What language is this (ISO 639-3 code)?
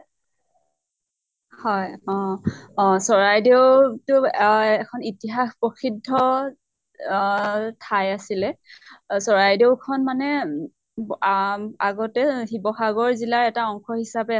asm